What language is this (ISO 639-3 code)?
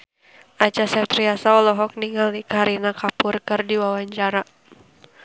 sun